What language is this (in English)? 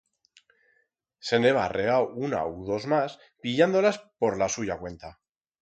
Aragonese